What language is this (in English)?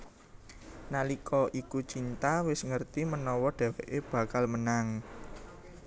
Javanese